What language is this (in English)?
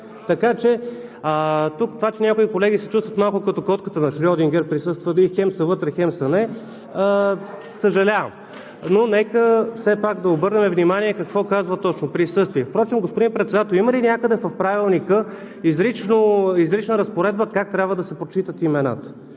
Bulgarian